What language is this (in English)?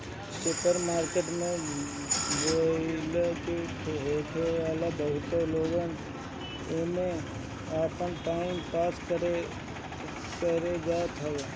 Bhojpuri